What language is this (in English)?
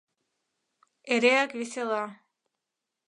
Mari